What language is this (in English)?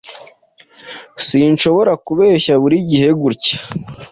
Kinyarwanda